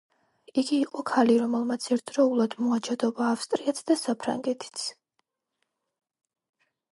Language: Georgian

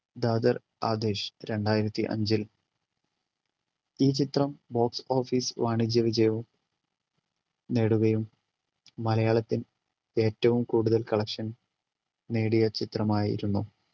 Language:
Malayalam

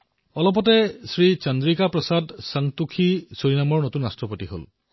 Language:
Assamese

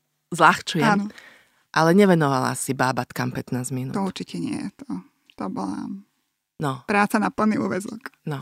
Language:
Slovak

